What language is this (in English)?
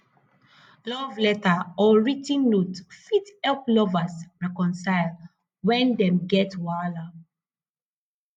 Nigerian Pidgin